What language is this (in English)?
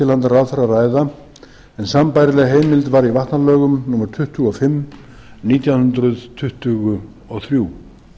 Icelandic